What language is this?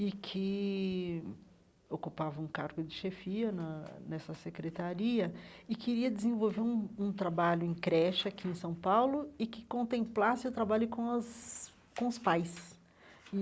Portuguese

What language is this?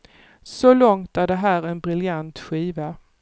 Swedish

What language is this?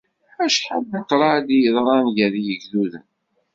Kabyle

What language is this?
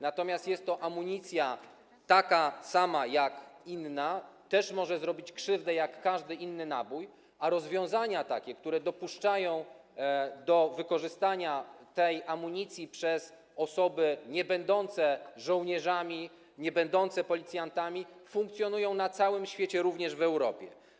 Polish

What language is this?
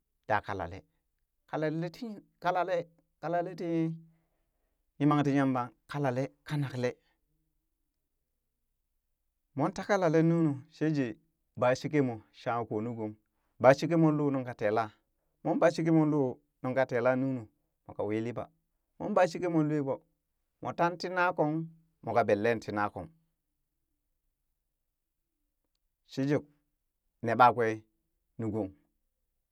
Burak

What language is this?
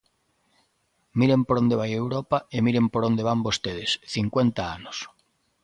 Galician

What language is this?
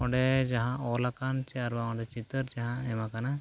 Santali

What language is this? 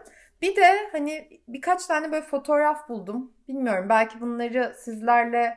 Turkish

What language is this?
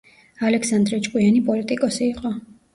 Georgian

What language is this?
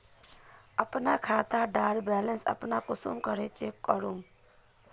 Magahi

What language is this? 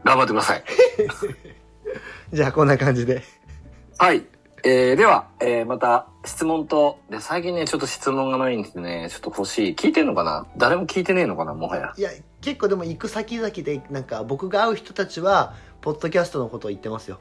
Japanese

